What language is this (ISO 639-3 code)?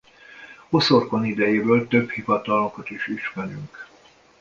hun